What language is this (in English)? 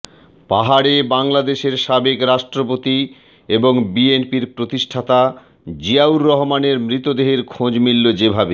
Bangla